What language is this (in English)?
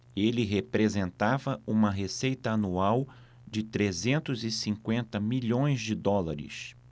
Portuguese